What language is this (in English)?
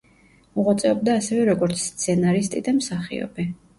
Georgian